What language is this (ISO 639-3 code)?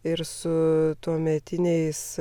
lit